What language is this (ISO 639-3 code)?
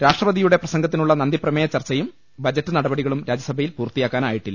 mal